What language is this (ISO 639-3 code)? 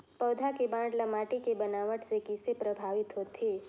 hne